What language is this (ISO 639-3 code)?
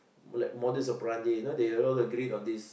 eng